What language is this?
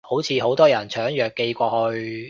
Cantonese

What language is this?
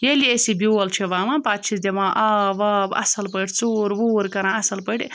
Kashmiri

